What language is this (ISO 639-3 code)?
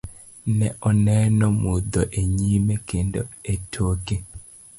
luo